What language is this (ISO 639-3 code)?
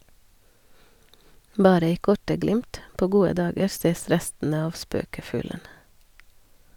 nor